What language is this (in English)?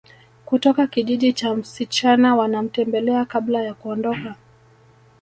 Swahili